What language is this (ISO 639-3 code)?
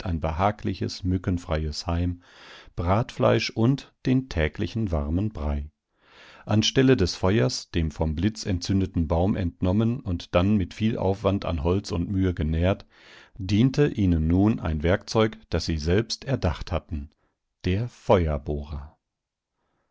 deu